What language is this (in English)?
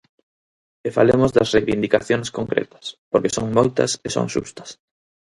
Galician